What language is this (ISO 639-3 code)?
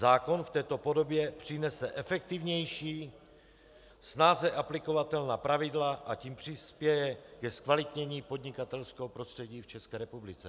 ces